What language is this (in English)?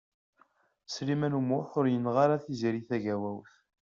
Kabyle